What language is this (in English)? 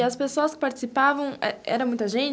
Portuguese